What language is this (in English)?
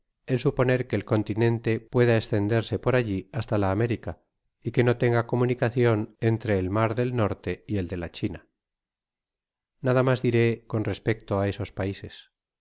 Spanish